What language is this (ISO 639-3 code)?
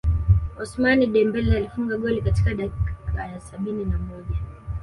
swa